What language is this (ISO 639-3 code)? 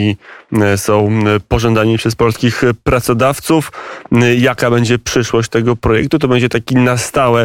pol